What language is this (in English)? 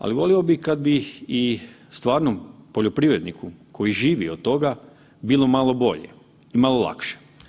Croatian